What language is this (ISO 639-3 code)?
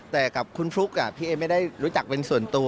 tha